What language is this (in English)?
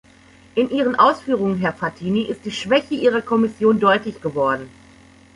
German